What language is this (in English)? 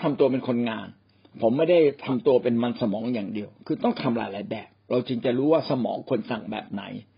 Thai